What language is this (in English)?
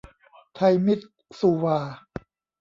Thai